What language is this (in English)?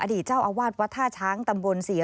Thai